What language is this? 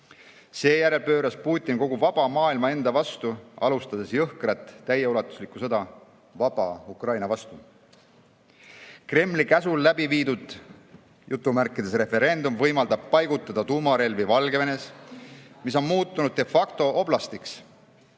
Estonian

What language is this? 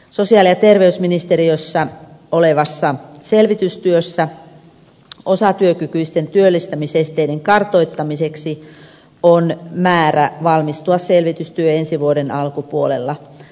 Finnish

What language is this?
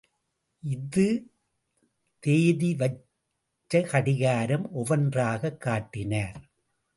Tamil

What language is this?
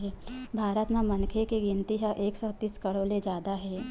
Chhattisgarhi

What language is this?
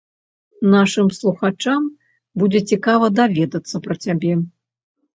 Belarusian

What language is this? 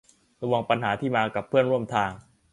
Thai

